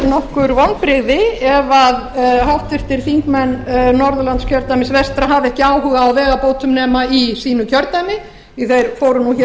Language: Icelandic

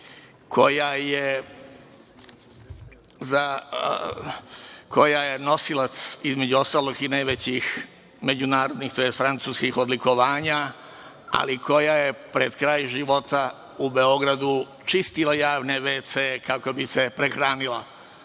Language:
Serbian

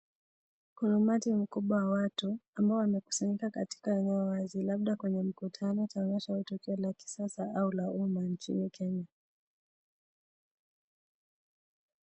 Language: Swahili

